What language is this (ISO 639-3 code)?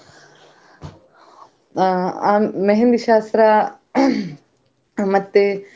kan